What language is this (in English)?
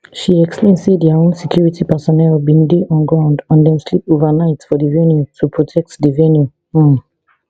Nigerian Pidgin